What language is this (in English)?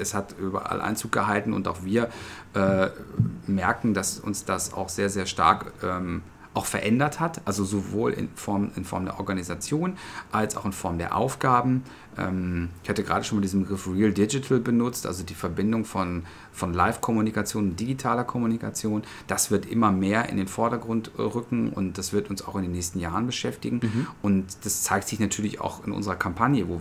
German